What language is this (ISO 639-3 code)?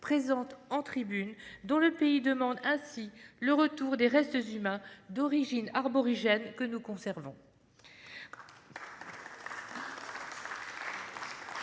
fra